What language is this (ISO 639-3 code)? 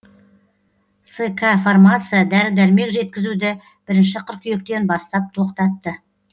kaz